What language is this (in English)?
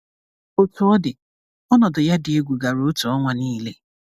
Igbo